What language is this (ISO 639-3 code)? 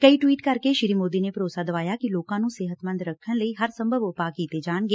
pan